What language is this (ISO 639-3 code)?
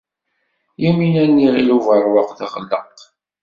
kab